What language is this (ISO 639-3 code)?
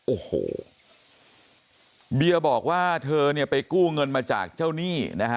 tha